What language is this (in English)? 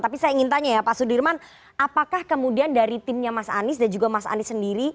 Indonesian